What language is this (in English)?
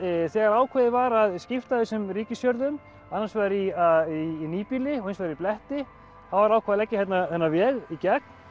Icelandic